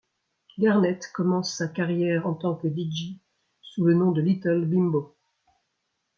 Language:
French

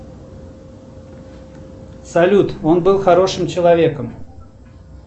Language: Russian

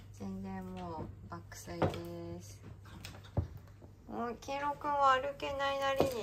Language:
Japanese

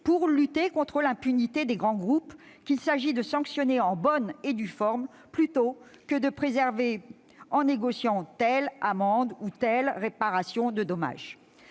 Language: French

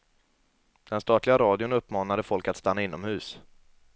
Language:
Swedish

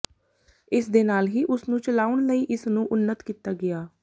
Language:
Punjabi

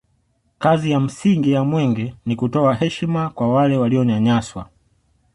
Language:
Swahili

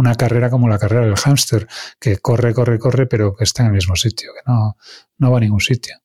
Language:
Spanish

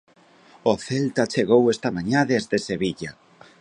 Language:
Galician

